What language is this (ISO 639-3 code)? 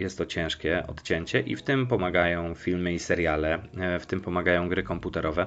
pol